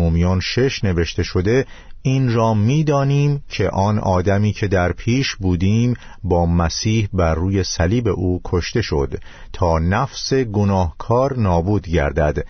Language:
Persian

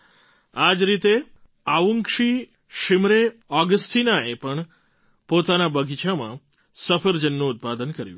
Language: Gujarati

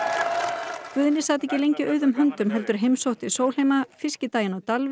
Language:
Icelandic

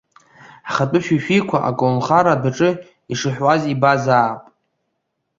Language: Abkhazian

